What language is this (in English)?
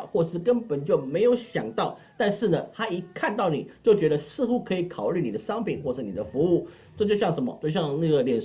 Chinese